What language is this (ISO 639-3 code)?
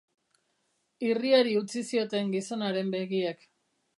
eus